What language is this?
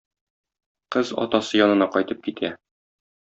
Tatar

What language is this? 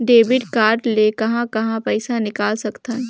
Chhattisgarhi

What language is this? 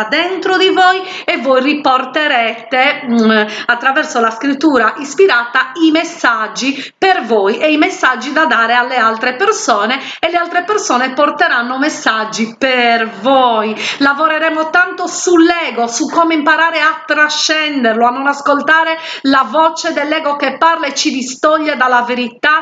Italian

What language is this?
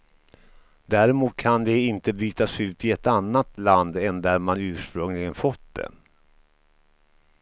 Swedish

